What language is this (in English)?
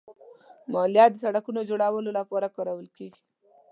Pashto